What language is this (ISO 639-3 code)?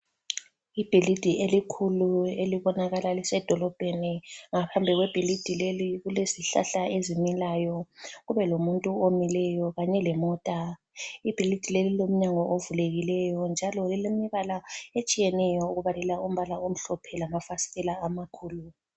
nde